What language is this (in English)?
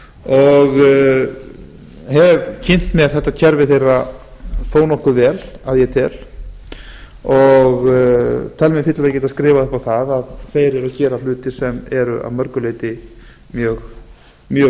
Icelandic